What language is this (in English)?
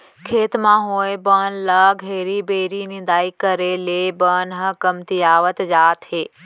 Chhattisgarhi